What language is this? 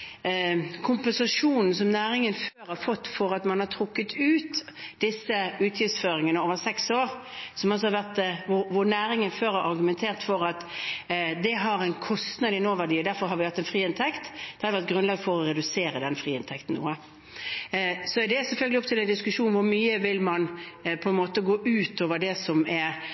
Norwegian Bokmål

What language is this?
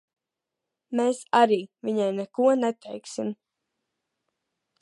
Latvian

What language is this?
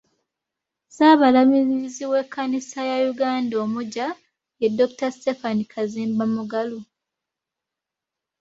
Ganda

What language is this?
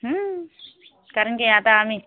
Marathi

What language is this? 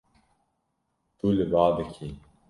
Kurdish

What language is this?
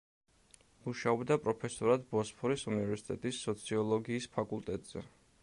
Georgian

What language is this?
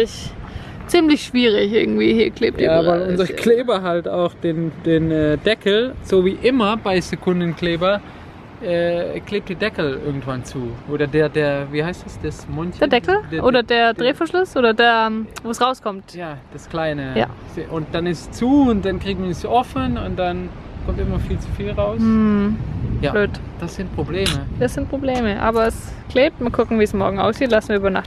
German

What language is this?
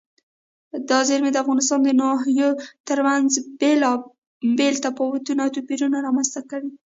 Pashto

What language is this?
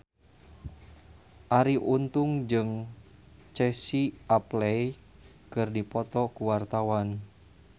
Sundanese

